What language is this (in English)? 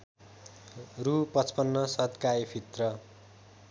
Nepali